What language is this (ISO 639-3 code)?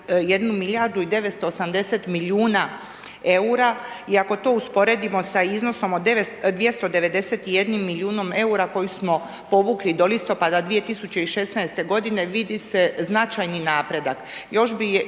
hrv